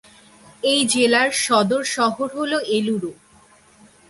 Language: Bangla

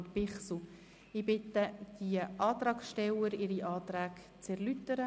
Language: Swiss German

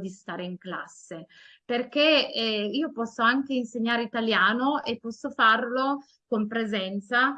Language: Italian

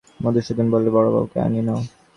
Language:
Bangla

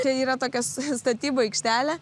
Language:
Lithuanian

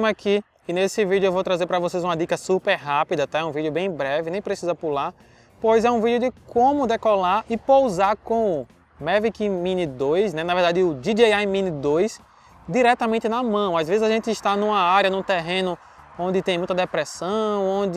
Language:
Portuguese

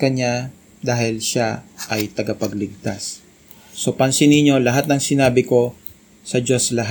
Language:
Filipino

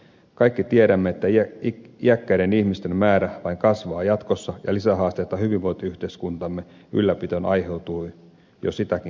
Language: Finnish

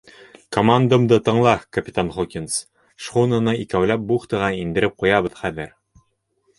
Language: Bashkir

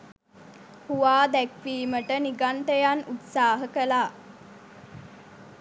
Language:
Sinhala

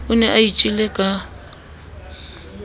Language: Southern Sotho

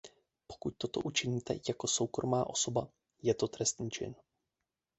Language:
Czech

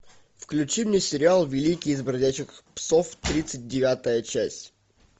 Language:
Russian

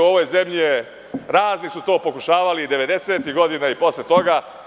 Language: Serbian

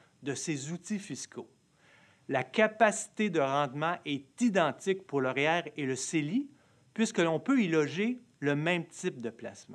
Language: French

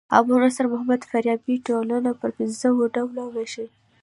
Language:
Pashto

